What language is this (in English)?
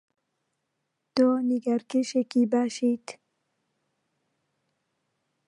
Central Kurdish